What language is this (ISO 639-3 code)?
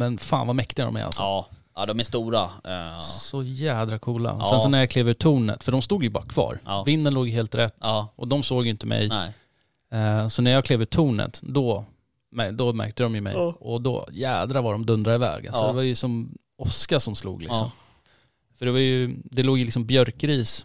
swe